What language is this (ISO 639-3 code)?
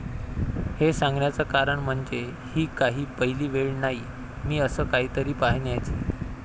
mar